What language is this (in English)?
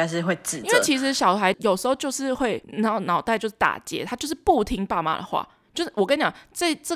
Chinese